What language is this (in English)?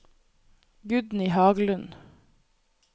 Norwegian